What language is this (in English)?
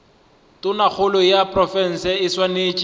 Northern Sotho